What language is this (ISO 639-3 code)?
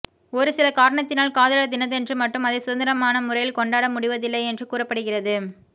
tam